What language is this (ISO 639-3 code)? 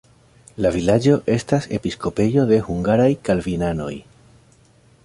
epo